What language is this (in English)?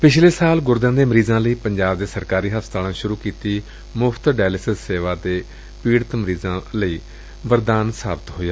Punjabi